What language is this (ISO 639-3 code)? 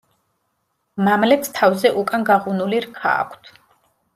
kat